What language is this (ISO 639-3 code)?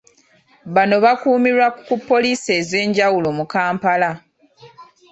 lug